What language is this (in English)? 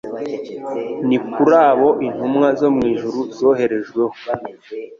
Kinyarwanda